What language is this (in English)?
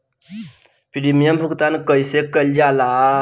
Bhojpuri